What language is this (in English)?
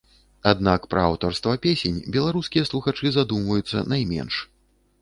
Belarusian